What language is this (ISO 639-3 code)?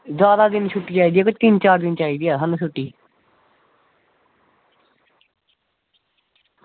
doi